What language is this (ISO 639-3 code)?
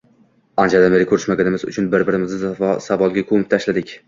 uzb